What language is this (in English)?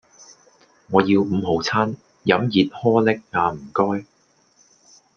Cantonese